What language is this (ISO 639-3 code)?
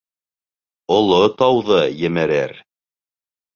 bak